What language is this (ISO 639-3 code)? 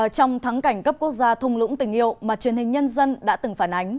vie